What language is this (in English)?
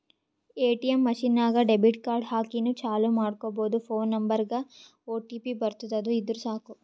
Kannada